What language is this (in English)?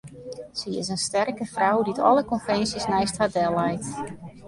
Western Frisian